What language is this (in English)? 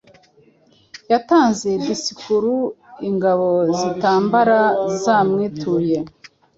Kinyarwanda